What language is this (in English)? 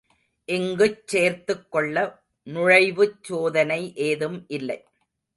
Tamil